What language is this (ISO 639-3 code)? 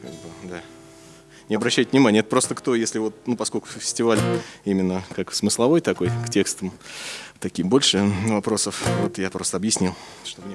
rus